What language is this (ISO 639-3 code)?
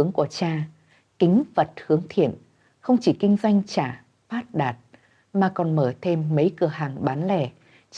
vie